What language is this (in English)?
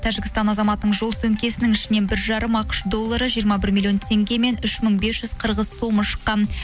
Kazakh